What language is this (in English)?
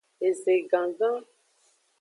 Aja (Benin)